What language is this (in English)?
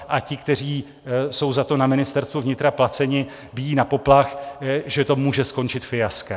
Czech